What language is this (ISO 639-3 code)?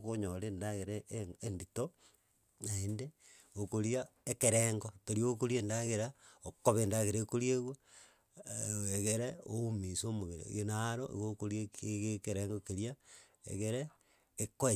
guz